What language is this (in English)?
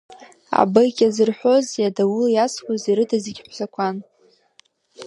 Abkhazian